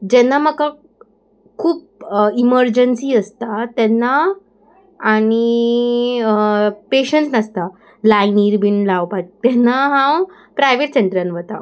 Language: Konkani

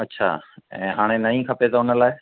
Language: Sindhi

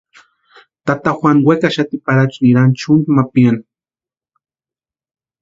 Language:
Western Highland Purepecha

